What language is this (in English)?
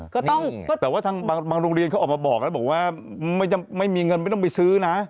Thai